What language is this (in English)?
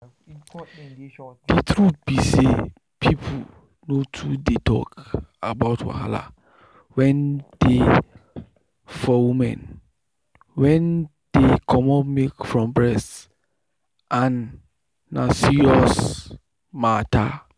Nigerian Pidgin